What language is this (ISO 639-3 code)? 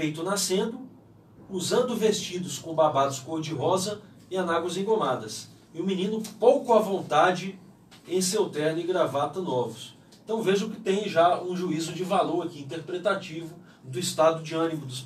por